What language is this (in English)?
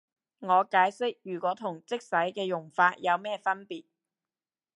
Cantonese